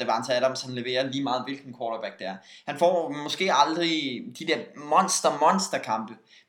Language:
Danish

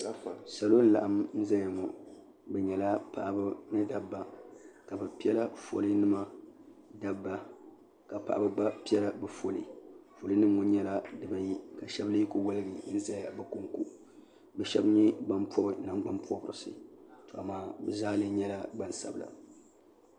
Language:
Dagbani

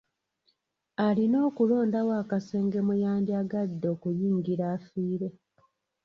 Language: Ganda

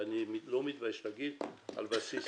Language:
Hebrew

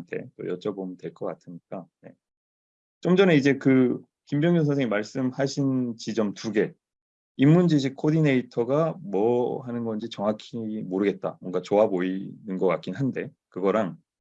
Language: Korean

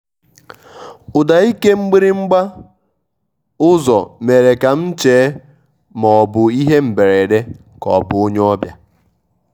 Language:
Igbo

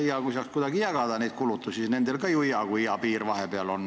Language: Estonian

